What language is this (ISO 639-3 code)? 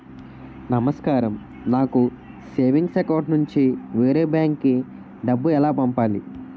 tel